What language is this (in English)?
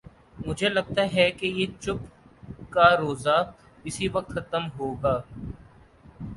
Urdu